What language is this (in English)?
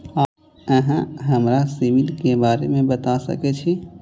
Maithili